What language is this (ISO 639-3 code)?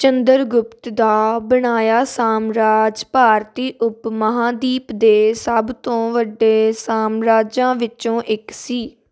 pan